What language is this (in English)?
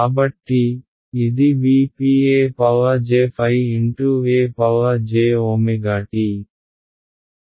Telugu